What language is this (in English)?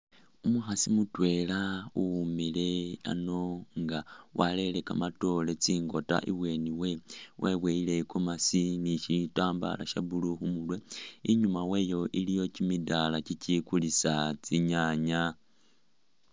Masaaba